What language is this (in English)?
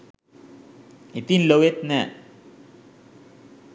Sinhala